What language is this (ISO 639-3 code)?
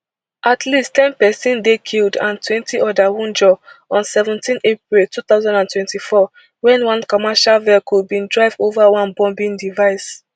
pcm